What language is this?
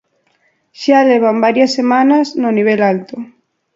Galician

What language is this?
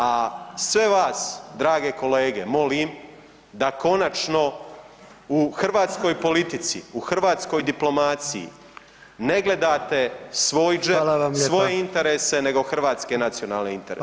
Croatian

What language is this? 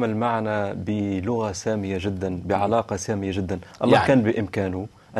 Arabic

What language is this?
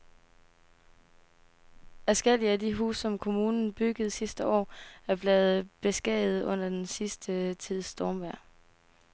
Danish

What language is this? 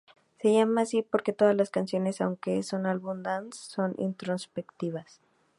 Spanish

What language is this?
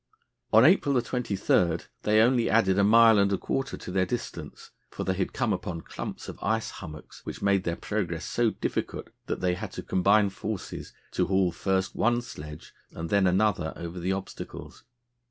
English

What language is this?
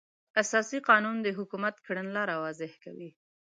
Pashto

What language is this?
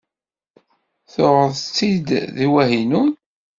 Kabyle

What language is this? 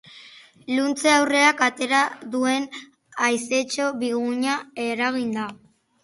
Basque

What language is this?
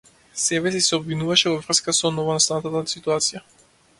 Macedonian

